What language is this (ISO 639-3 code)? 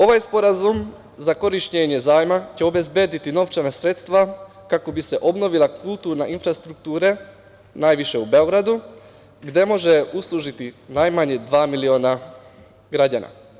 srp